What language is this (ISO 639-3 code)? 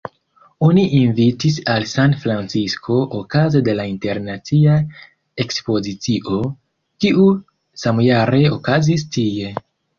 epo